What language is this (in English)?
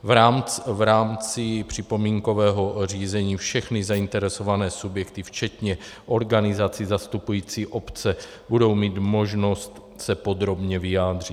Czech